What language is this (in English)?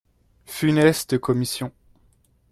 French